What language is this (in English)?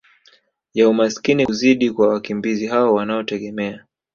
Swahili